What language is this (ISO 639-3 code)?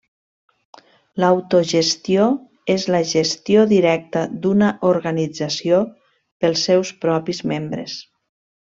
cat